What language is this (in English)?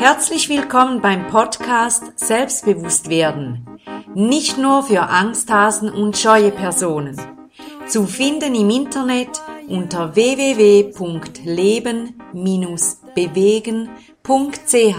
German